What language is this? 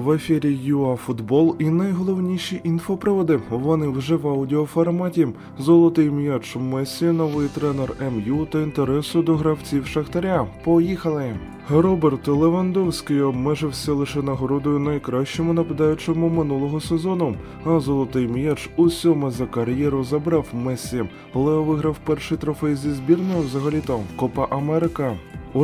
Ukrainian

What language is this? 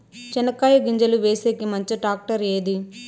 Telugu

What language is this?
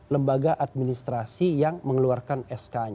Indonesian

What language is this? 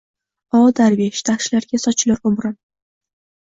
Uzbek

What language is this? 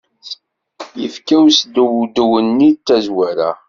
Kabyle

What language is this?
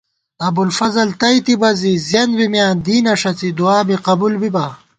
Gawar-Bati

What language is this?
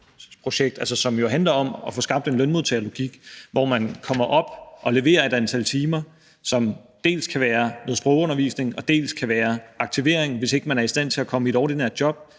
Danish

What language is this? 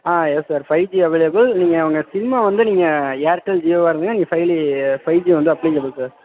Tamil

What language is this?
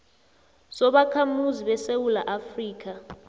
South Ndebele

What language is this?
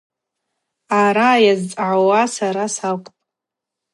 Abaza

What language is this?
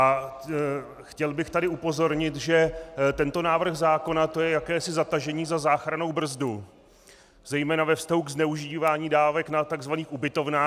Czech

